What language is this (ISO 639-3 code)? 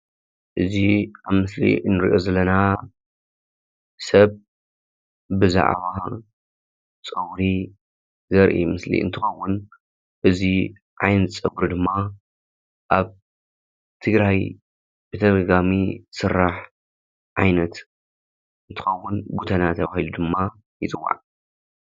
tir